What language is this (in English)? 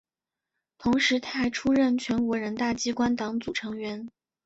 Chinese